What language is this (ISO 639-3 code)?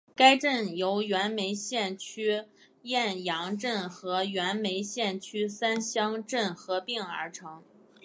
zho